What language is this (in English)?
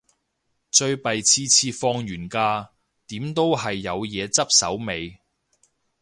Cantonese